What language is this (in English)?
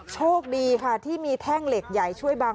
Thai